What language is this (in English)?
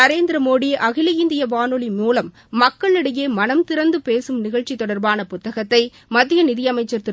Tamil